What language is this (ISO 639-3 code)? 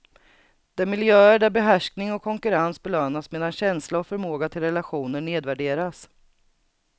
swe